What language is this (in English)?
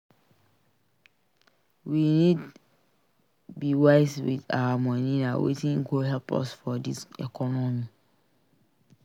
Nigerian Pidgin